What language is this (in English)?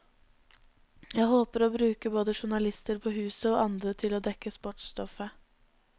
Norwegian